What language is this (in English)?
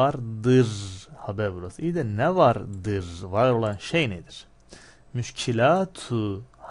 Turkish